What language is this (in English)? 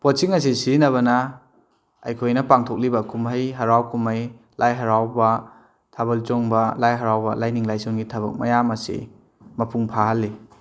Manipuri